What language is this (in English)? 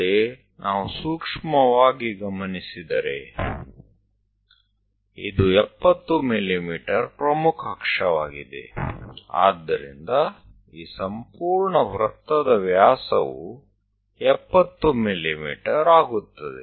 Gujarati